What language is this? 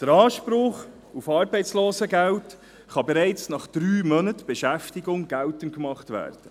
Swiss German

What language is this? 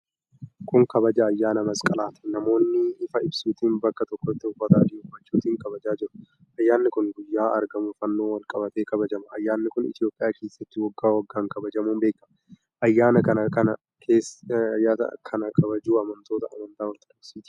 Oromo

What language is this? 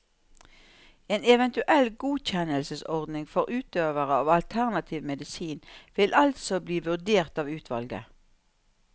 Norwegian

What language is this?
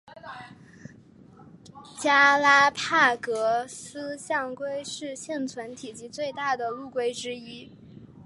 Chinese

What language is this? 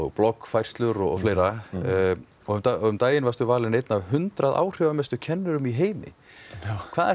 Icelandic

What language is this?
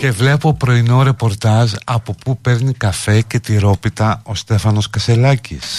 Greek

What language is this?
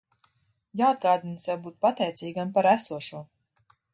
Latvian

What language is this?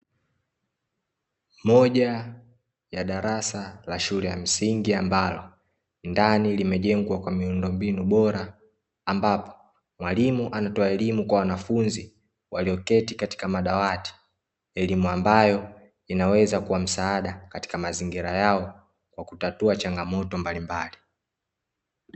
Swahili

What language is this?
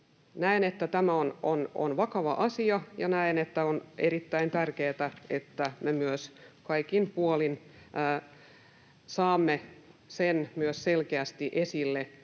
Finnish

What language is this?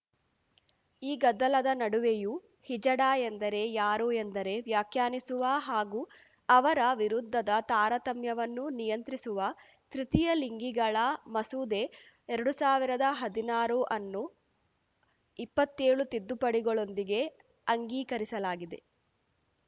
Kannada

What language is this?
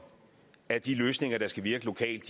Danish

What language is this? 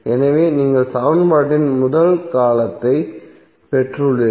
Tamil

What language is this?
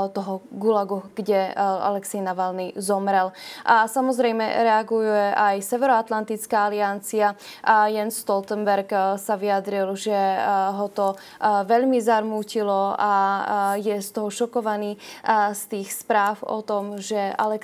Slovak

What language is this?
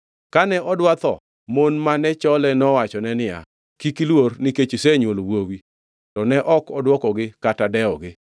Luo (Kenya and Tanzania)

